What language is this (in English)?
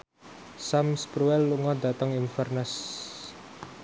Javanese